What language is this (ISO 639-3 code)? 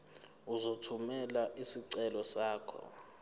zul